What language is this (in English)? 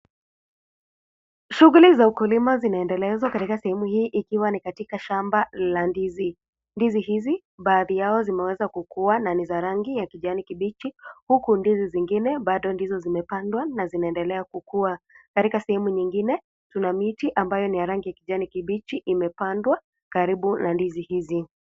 Swahili